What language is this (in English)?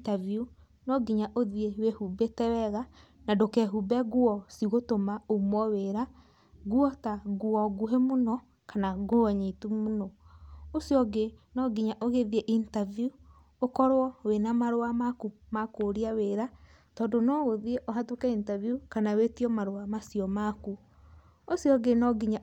Kikuyu